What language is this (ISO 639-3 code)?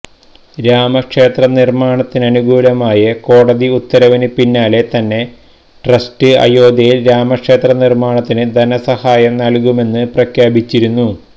mal